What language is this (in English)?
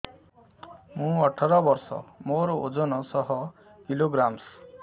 Odia